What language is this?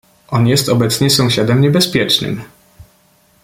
Polish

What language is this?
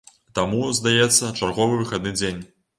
Belarusian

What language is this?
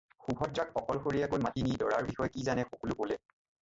Assamese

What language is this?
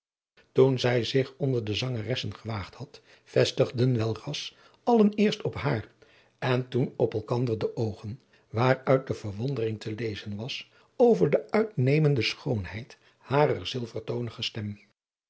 Dutch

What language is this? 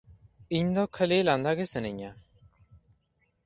Santali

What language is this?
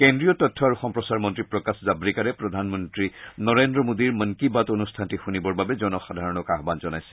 Assamese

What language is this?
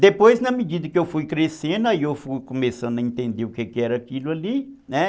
Portuguese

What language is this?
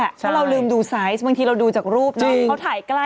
Thai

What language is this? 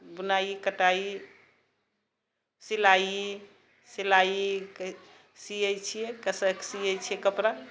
Maithili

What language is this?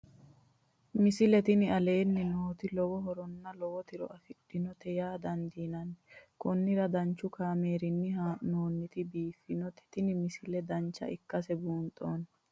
Sidamo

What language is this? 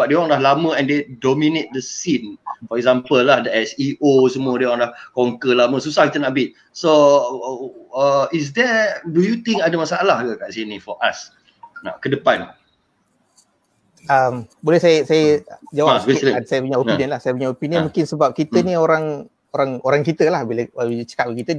Malay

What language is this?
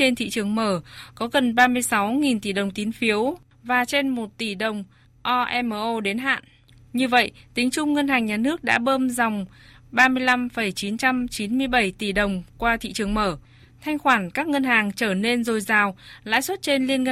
Vietnamese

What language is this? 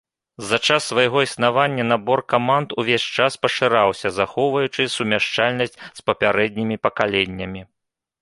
Belarusian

